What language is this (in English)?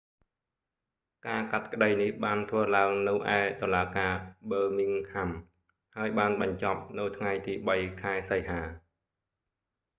Khmer